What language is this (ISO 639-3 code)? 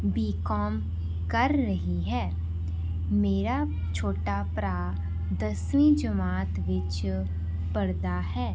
pan